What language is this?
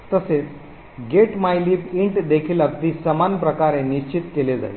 Marathi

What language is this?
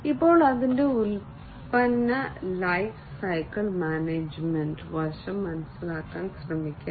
Malayalam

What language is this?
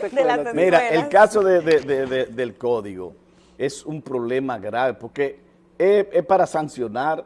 Spanish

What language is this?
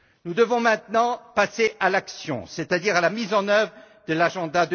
French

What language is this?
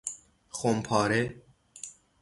Persian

